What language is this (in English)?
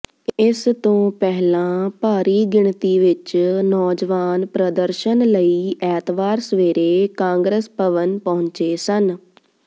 Punjabi